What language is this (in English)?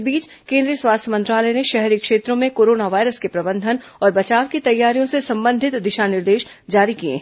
Hindi